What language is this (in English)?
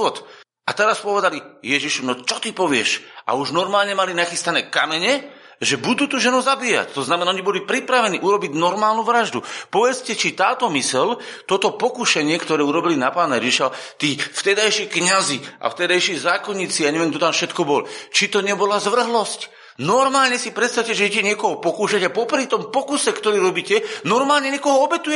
Slovak